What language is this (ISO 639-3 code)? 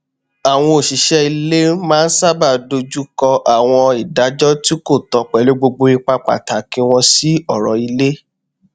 yor